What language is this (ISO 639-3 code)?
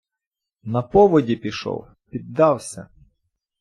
ukr